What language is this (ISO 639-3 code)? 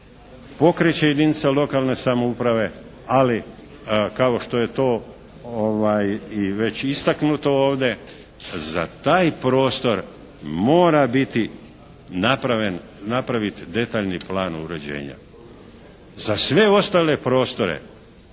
hrv